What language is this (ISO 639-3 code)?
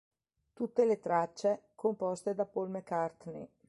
ita